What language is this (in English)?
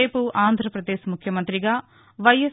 Telugu